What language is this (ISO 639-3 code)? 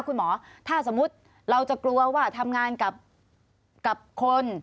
tha